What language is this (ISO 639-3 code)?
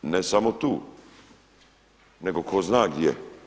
hrv